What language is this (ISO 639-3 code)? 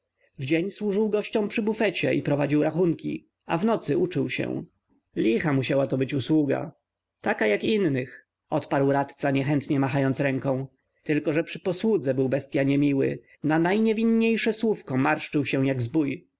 pol